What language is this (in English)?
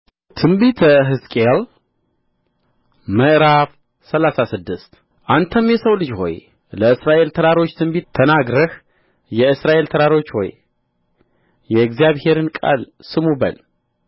Amharic